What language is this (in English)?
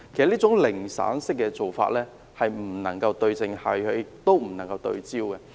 Cantonese